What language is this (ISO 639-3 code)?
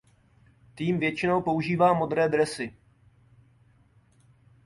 ces